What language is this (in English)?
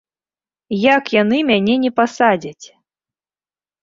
Belarusian